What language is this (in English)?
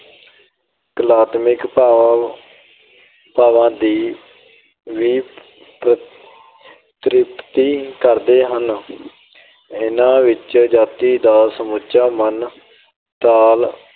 Punjabi